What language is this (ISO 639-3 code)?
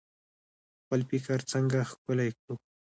pus